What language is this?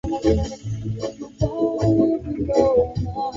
Swahili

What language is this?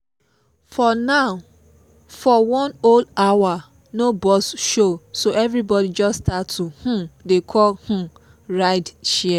Nigerian Pidgin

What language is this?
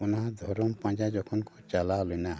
Santali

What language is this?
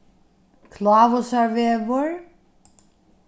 Faroese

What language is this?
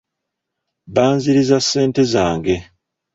Ganda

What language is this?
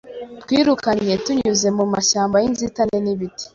Kinyarwanda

